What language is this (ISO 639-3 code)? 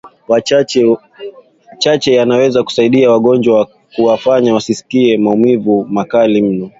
swa